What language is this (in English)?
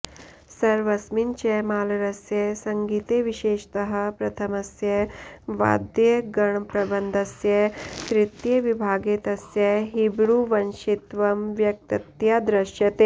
Sanskrit